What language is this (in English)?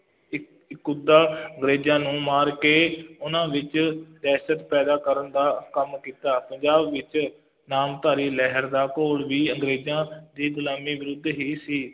Punjabi